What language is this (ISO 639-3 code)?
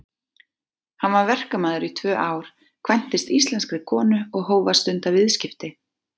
isl